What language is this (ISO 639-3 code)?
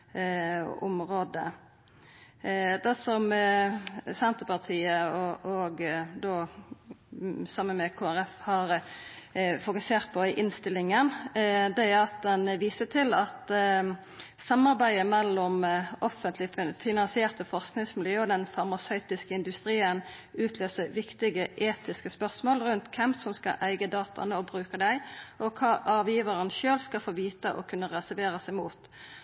nno